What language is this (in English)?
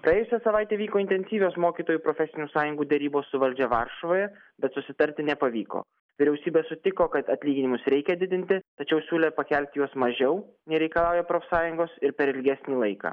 Lithuanian